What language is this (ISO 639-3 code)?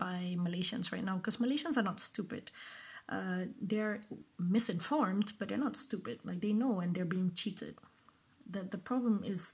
eng